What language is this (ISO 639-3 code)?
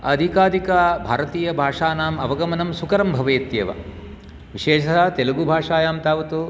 san